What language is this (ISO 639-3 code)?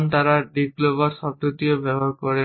ben